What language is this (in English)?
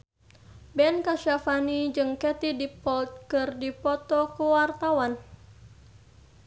Sundanese